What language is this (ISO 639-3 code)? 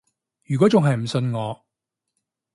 yue